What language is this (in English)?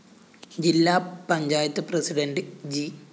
Malayalam